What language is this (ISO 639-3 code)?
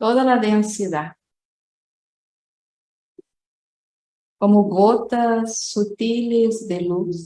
por